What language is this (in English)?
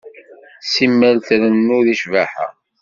Kabyle